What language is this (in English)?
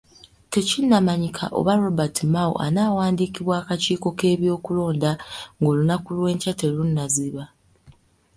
Ganda